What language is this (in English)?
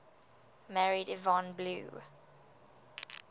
English